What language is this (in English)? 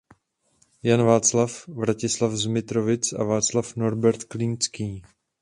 Czech